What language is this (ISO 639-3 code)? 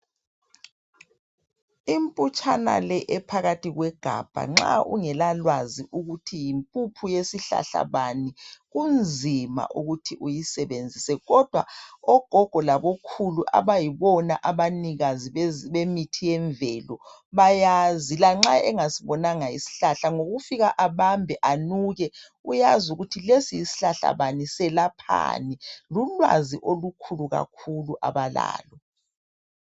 nde